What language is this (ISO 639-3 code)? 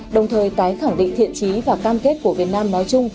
vie